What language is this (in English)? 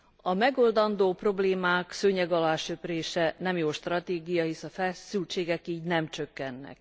Hungarian